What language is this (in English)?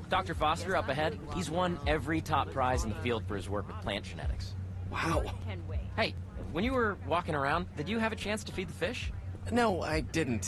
English